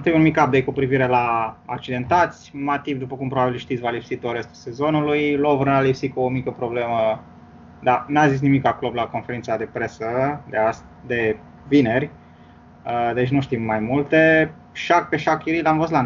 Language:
Romanian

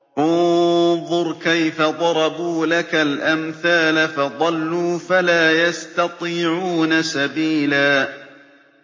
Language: Arabic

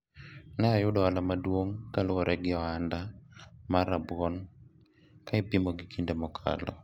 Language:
Luo (Kenya and Tanzania)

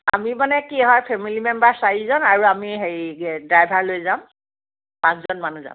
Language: Assamese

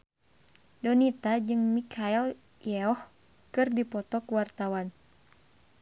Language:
Sundanese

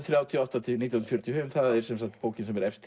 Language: Icelandic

